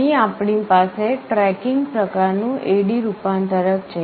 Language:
Gujarati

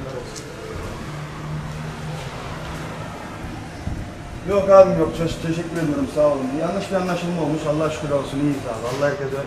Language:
Turkish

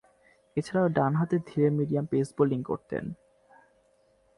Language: Bangla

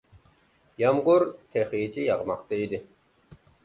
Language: Uyghur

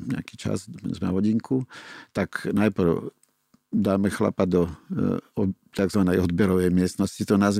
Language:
Slovak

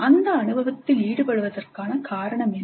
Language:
Tamil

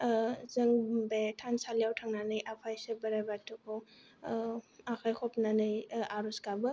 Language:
Bodo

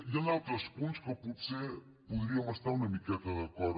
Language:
Catalan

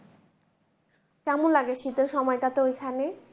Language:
Bangla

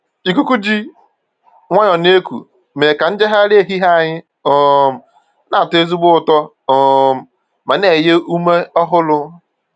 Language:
Igbo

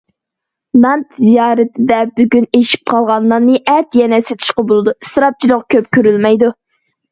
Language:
Uyghur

